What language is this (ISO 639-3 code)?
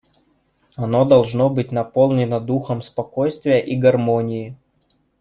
rus